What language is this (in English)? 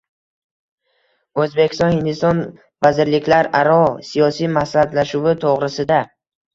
Uzbek